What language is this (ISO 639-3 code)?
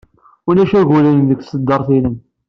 kab